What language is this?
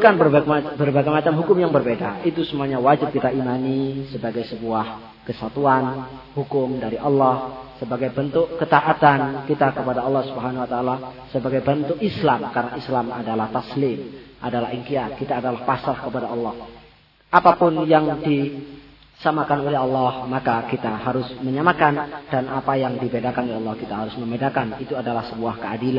Indonesian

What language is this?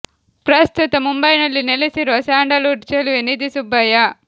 Kannada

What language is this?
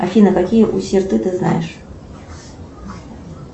Russian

